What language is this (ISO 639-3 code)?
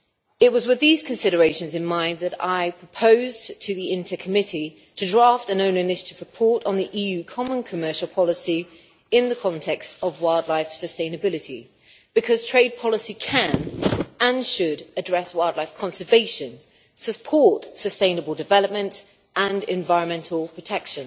eng